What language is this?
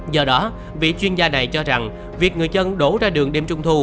Vietnamese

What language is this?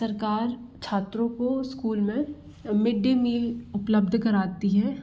Hindi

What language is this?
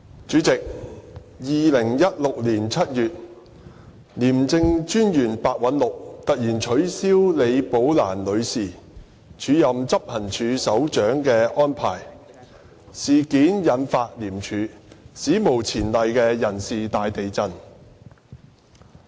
Cantonese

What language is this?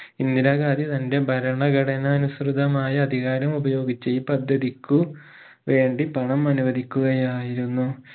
Malayalam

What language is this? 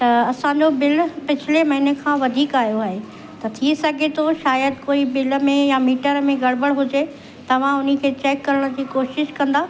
Sindhi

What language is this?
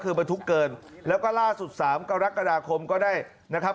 Thai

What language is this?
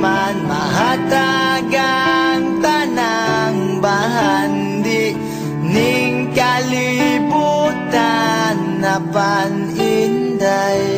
Indonesian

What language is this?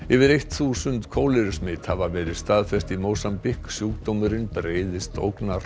Icelandic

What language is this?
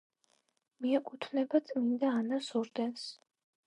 Georgian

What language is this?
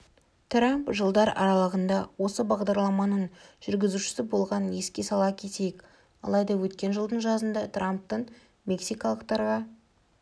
Kazakh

